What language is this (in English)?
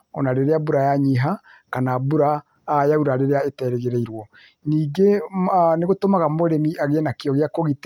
Kikuyu